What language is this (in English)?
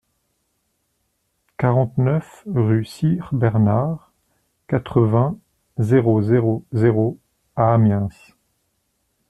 French